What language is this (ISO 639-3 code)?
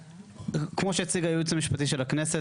heb